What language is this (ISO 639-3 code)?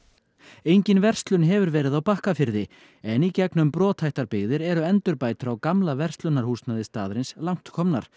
isl